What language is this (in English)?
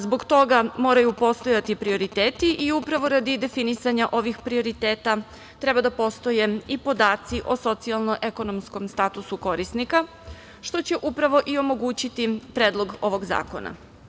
Serbian